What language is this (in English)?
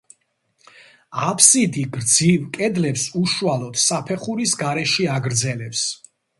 Georgian